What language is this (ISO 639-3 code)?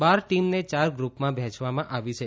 guj